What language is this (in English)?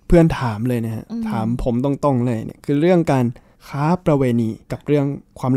Thai